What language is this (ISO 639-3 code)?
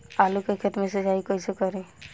bho